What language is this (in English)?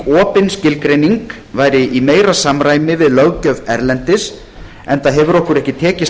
Icelandic